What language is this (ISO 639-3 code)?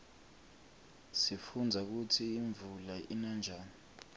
ssw